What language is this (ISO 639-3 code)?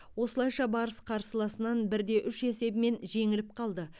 kaz